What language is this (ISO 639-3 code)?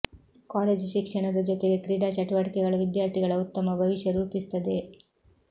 kan